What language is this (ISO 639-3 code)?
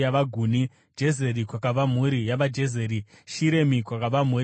sna